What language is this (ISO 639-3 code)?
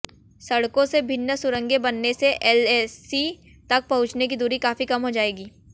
hin